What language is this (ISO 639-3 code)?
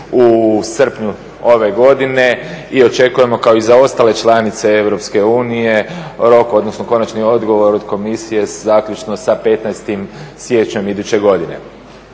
hrv